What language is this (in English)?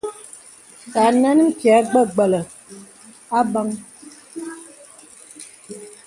Bebele